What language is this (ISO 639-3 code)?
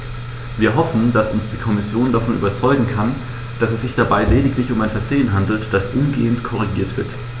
deu